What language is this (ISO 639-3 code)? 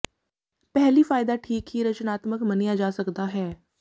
pan